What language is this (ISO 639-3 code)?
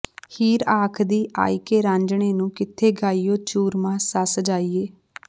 pan